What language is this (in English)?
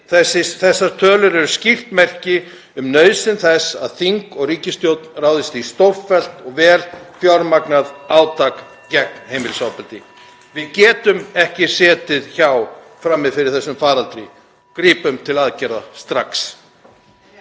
Icelandic